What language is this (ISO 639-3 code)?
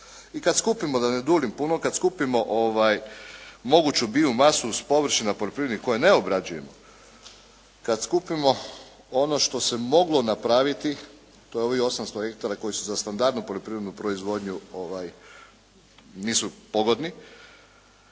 hrv